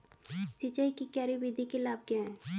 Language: Hindi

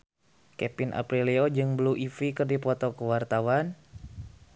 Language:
Sundanese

